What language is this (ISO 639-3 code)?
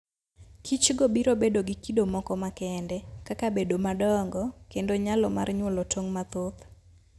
luo